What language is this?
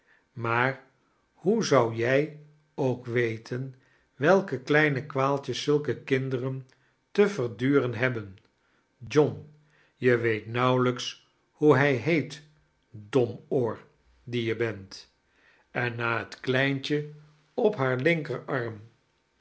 Dutch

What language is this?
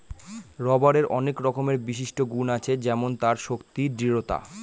Bangla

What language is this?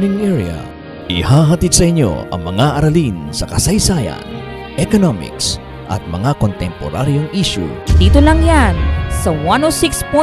Filipino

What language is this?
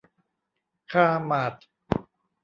Thai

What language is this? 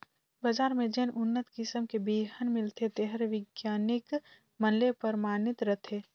Chhattisgarhi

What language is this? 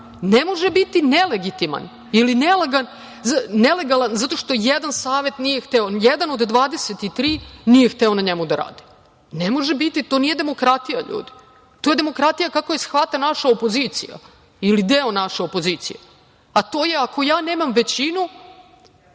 Serbian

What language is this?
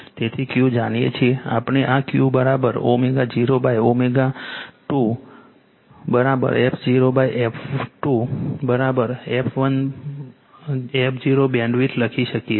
Gujarati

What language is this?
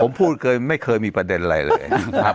Thai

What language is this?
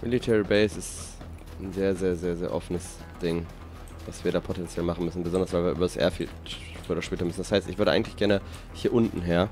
German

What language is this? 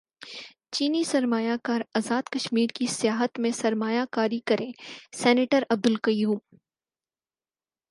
Urdu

